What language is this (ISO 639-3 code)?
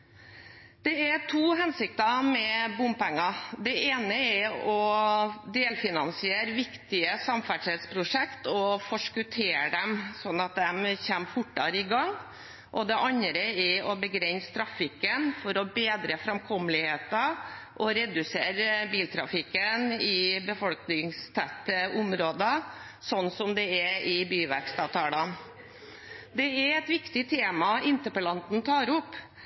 nob